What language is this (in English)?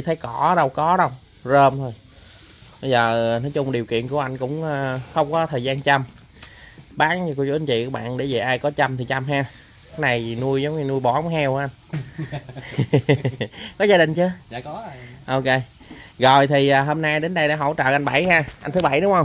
Vietnamese